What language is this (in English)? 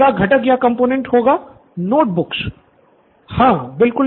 Hindi